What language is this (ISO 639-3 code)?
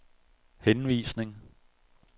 dan